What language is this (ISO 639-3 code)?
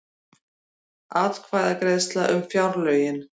isl